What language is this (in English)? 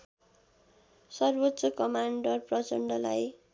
Nepali